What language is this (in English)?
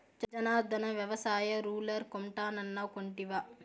Telugu